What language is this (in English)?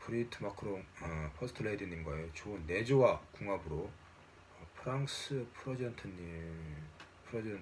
Korean